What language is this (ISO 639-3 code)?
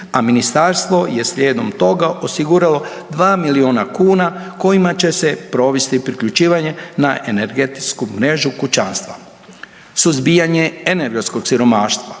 hrv